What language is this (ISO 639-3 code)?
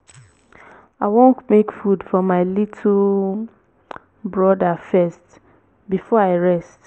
pcm